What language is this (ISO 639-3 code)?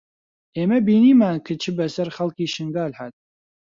ckb